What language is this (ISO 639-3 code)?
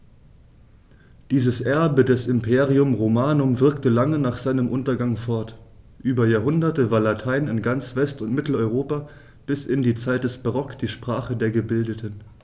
deu